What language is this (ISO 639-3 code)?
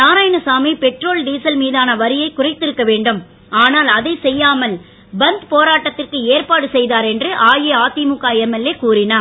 tam